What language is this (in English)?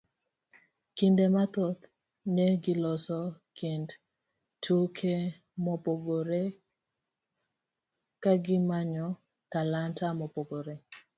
Luo (Kenya and Tanzania)